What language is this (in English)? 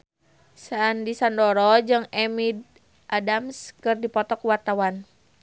Sundanese